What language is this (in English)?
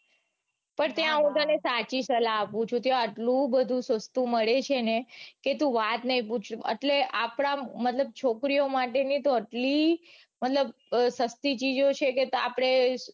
Gujarati